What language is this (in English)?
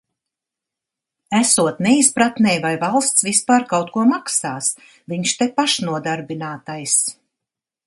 Latvian